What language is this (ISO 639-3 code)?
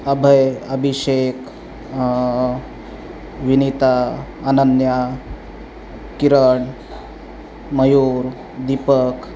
mar